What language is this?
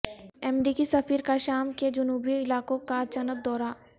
Urdu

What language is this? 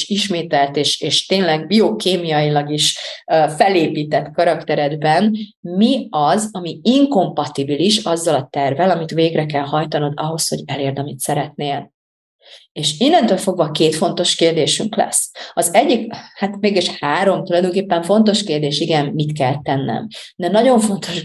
Hungarian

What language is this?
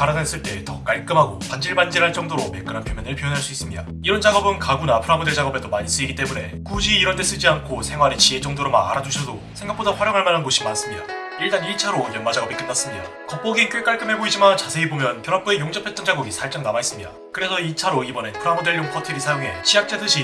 Korean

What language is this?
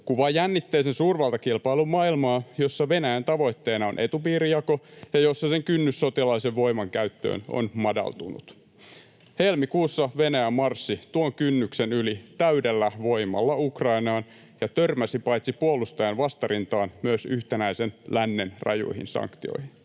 Finnish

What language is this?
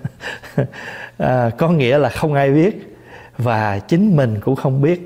Vietnamese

